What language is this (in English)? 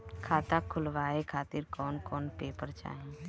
Bhojpuri